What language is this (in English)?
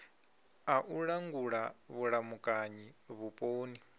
Venda